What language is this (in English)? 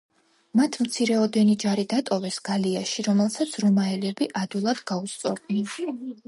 Georgian